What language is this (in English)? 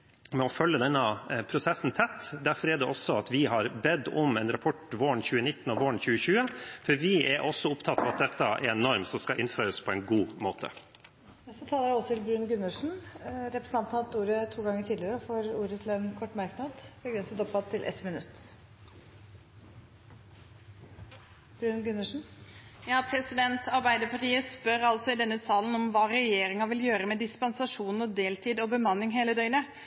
Norwegian Bokmål